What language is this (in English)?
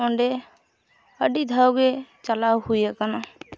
Santali